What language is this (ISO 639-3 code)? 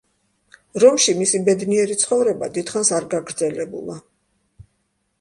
kat